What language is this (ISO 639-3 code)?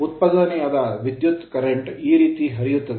kan